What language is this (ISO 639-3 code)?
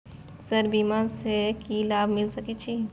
mai